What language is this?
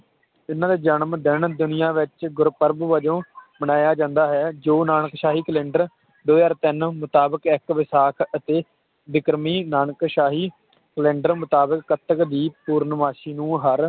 Punjabi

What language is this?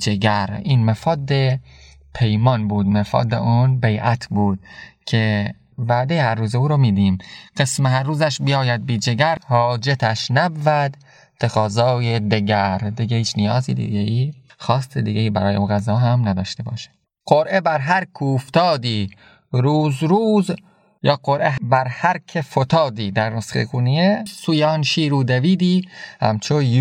Persian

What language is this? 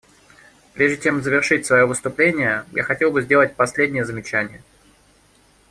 Russian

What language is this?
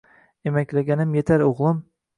Uzbek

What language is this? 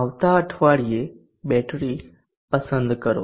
Gujarati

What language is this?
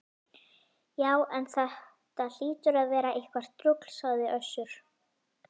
Icelandic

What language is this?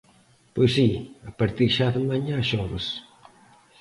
Galician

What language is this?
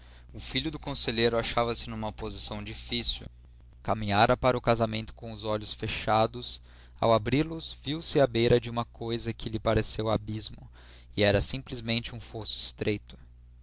Portuguese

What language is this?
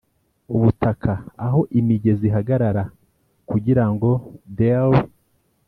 Kinyarwanda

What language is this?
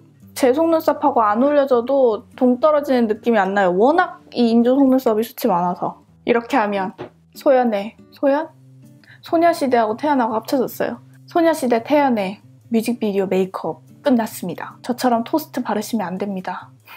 Korean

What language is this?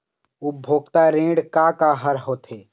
Chhattisgarhi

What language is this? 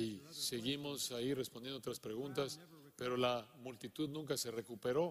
Spanish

